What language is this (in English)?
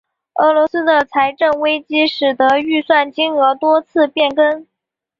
Chinese